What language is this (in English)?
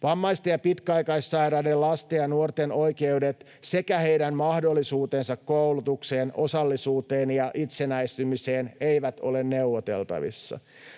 Finnish